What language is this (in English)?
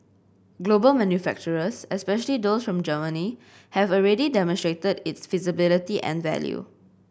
English